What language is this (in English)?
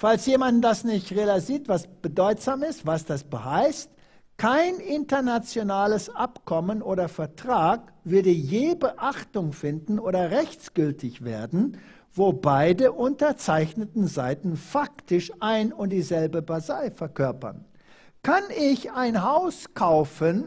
German